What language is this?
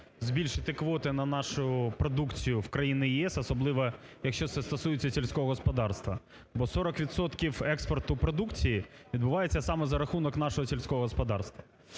Ukrainian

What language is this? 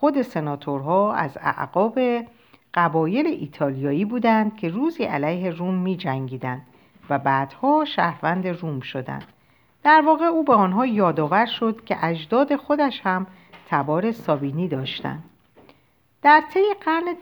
Persian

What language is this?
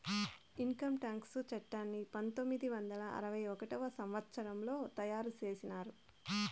Telugu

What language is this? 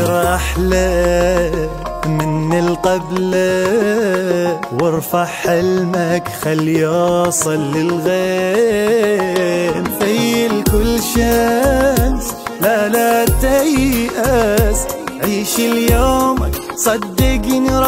Arabic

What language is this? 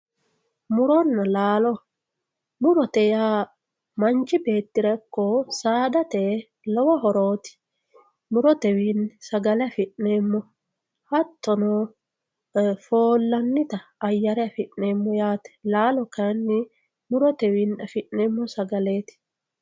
Sidamo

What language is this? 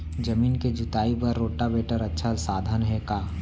Chhattisgarhi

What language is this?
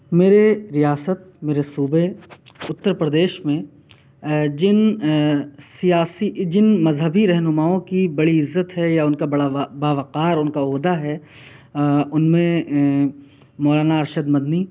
Urdu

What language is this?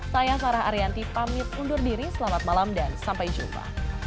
Indonesian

